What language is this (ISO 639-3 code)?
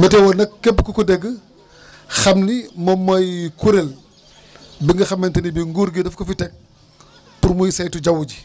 wol